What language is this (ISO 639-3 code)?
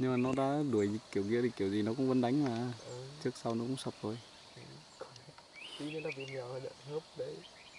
vie